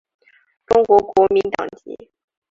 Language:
Chinese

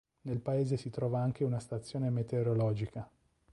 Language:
Italian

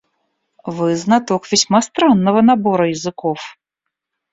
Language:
Russian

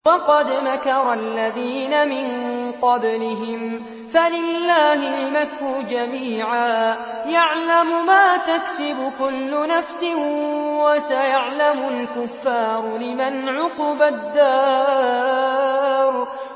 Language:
Arabic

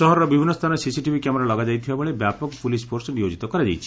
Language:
Odia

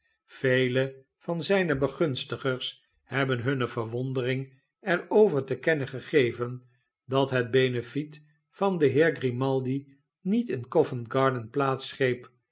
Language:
Dutch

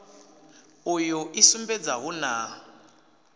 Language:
Venda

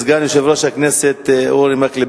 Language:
Hebrew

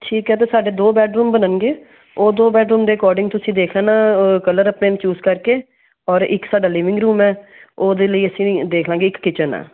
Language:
Punjabi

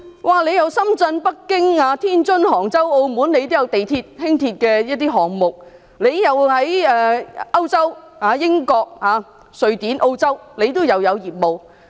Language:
Cantonese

